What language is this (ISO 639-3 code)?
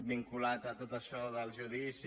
cat